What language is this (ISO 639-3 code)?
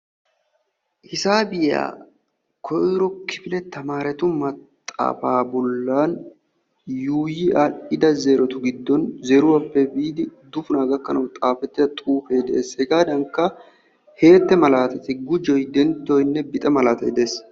wal